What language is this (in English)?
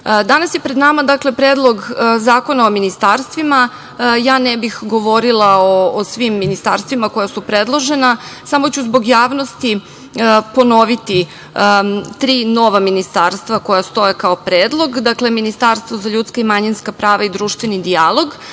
Serbian